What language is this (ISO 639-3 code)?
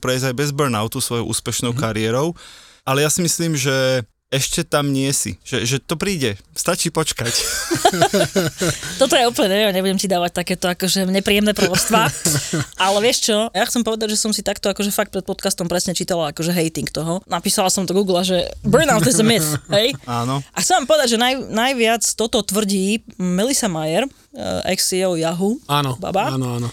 slk